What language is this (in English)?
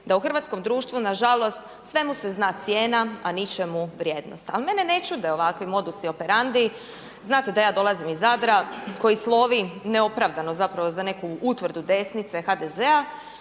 Croatian